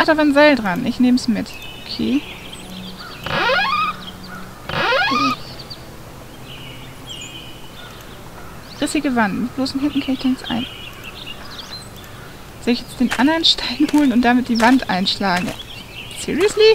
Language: German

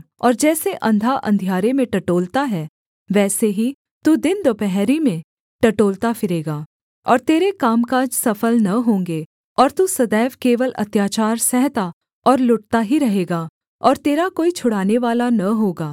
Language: Hindi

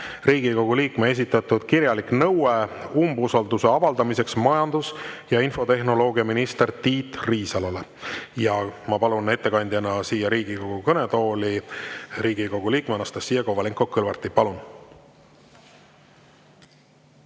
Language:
Estonian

